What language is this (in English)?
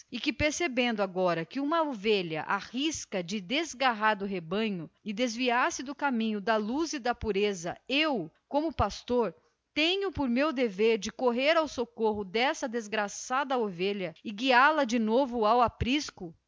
Portuguese